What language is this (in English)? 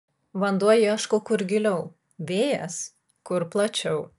Lithuanian